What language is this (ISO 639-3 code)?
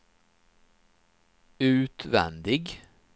swe